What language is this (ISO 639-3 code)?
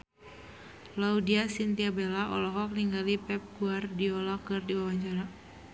sun